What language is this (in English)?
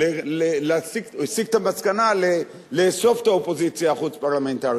Hebrew